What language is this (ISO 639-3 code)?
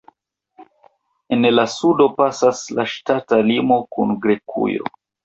epo